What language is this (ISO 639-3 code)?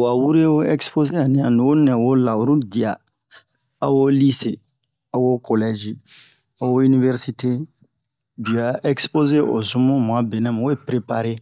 bmq